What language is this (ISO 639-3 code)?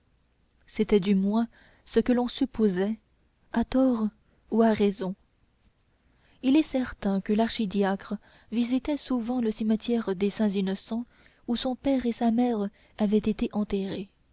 fra